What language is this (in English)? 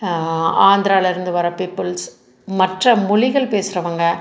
Tamil